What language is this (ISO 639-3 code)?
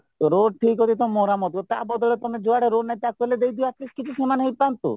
ori